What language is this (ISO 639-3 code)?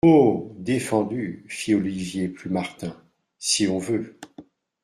fra